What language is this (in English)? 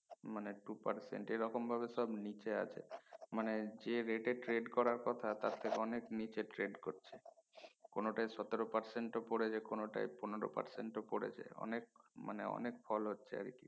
Bangla